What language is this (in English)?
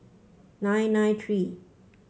English